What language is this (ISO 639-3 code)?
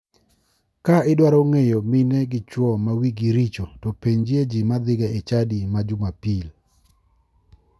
luo